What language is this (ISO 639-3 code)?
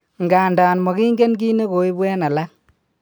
kln